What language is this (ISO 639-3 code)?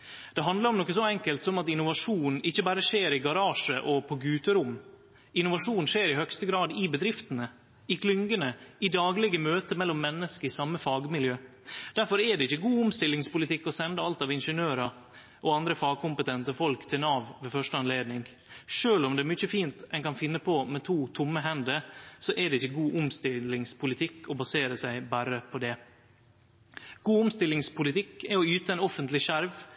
nno